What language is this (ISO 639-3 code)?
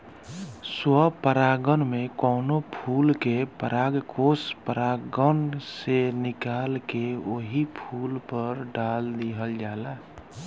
bho